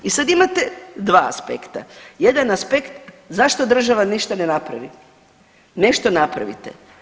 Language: Croatian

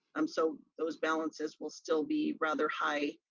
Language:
English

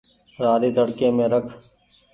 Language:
Goaria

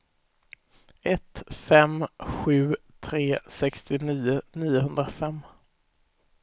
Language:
Swedish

